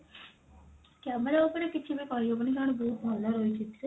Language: Odia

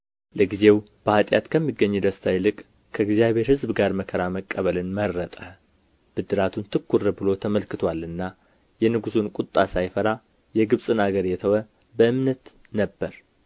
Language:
Amharic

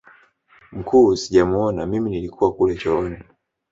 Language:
Swahili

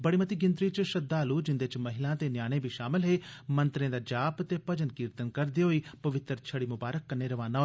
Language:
Dogri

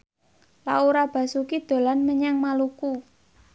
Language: Javanese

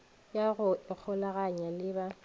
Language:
Northern Sotho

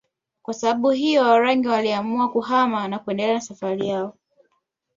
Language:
Swahili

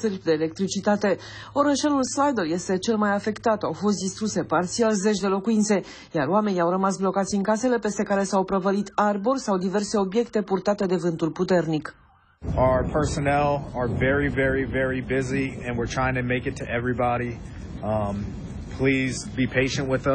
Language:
Romanian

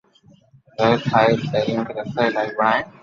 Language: Loarki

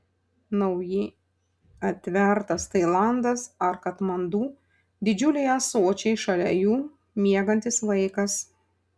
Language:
Lithuanian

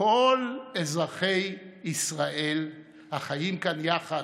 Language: Hebrew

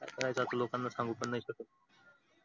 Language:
Marathi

